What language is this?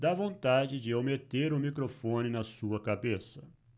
Portuguese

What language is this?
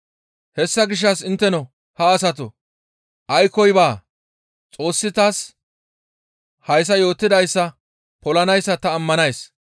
Gamo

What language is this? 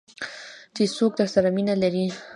Pashto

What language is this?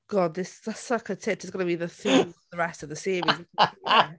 English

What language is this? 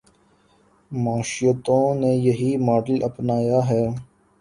Urdu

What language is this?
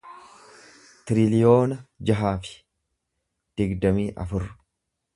Oromo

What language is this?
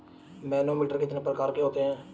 Hindi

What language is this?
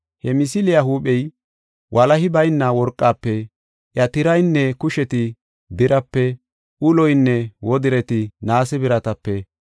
Gofa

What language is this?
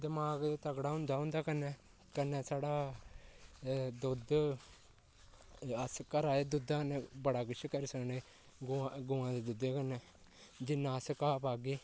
Dogri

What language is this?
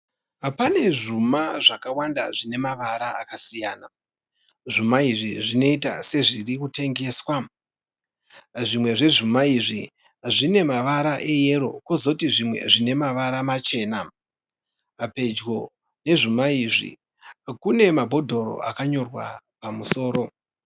Shona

